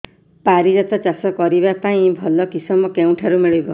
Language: Odia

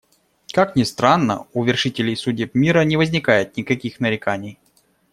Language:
Russian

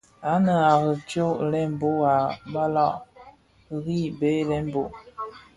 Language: Bafia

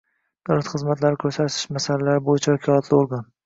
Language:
Uzbek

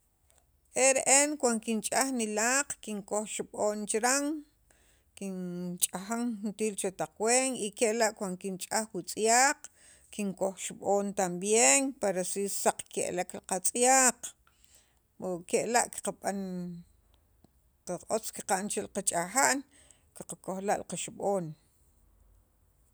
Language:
Sacapulteco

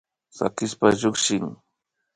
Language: Imbabura Highland Quichua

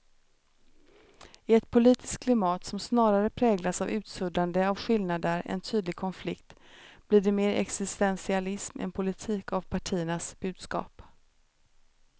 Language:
Swedish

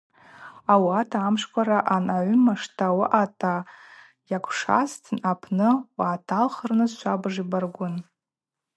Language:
Abaza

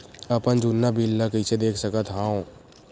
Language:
Chhattisgarhi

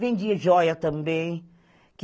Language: Portuguese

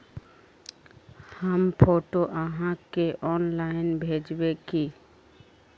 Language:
Magahi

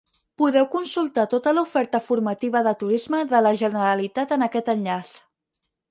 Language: Catalan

